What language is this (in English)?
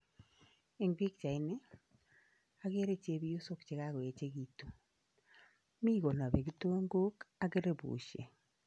Kalenjin